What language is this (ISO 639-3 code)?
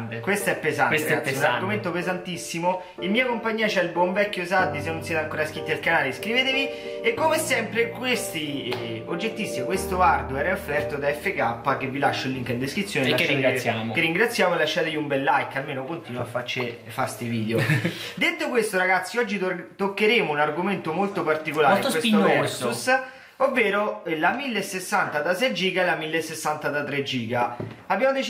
ita